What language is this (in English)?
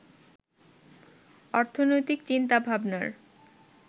Bangla